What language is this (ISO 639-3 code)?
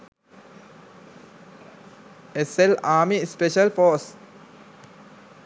sin